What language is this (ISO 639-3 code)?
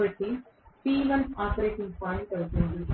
tel